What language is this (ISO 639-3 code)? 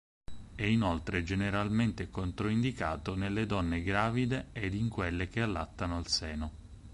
ita